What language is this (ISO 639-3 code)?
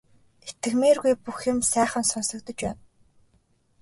mon